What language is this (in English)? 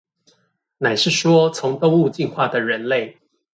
Chinese